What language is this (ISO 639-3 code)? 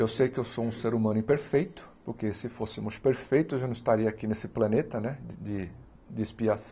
por